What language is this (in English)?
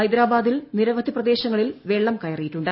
Malayalam